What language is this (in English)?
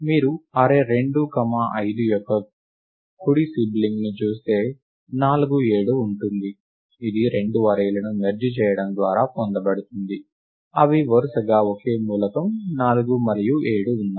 Telugu